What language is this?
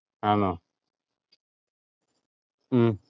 Malayalam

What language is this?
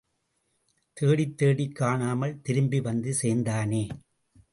Tamil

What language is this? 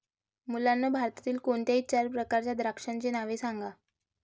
Marathi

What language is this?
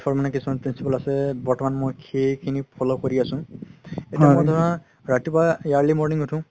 Assamese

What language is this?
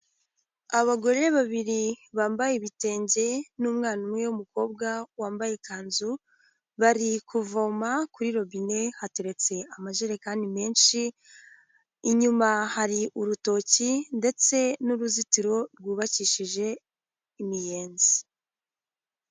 Kinyarwanda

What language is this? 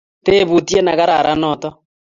Kalenjin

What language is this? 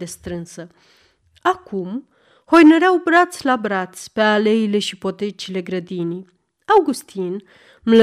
Romanian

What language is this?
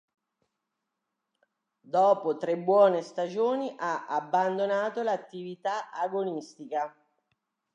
Italian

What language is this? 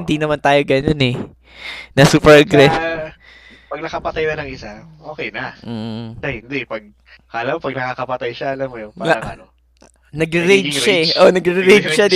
Filipino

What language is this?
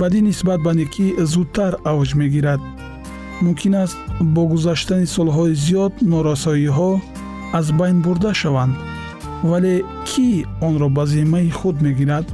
Persian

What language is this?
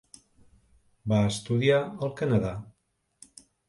Catalan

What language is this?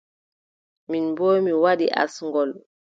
Adamawa Fulfulde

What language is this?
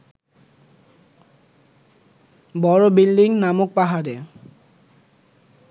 Bangla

